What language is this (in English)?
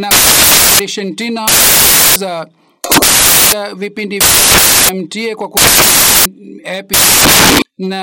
Swahili